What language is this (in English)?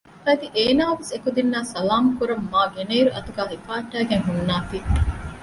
Divehi